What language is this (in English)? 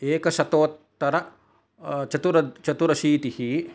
Sanskrit